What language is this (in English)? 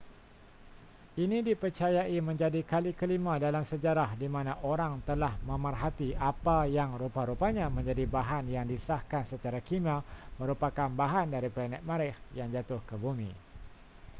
Malay